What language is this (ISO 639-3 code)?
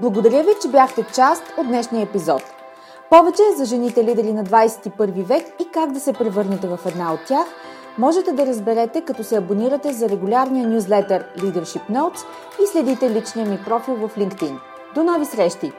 bul